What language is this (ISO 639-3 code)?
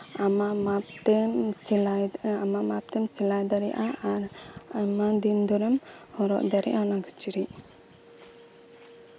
sat